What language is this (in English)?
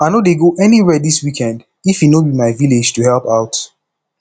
Nigerian Pidgin